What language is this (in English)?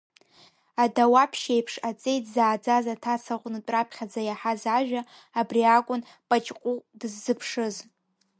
Abkhazian